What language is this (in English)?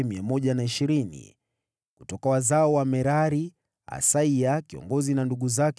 Swahili